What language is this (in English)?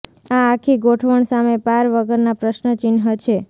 Gujarati